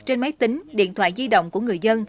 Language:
Vietnamese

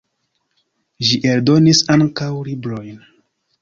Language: Esperanto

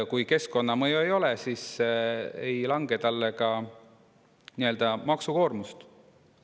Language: Estonian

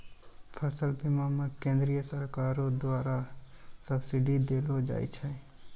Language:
Maithili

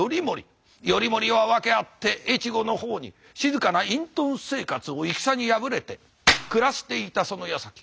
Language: Japanese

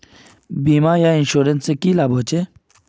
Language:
Magahi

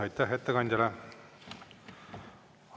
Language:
Estonian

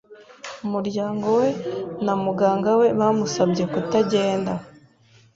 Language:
Kinyarwanda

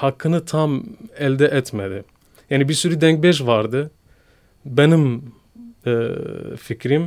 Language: Turkish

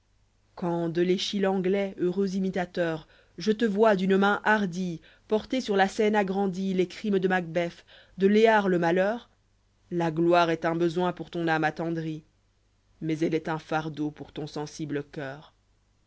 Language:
French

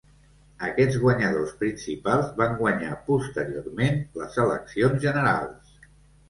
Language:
Catalan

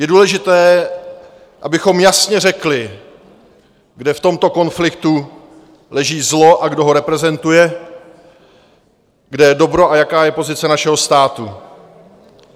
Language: Czech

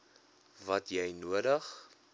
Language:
Afrikaans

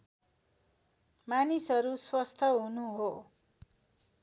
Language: Nepali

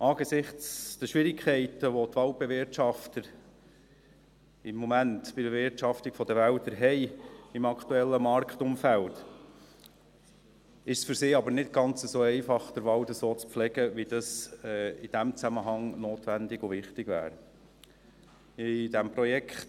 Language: Swiss German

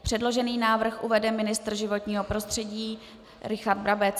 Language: Czech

